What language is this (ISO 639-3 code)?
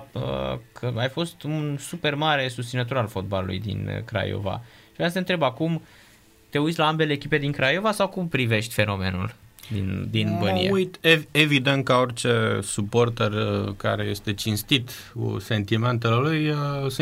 ron